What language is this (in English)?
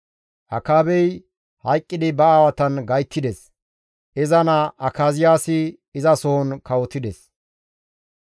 Gamo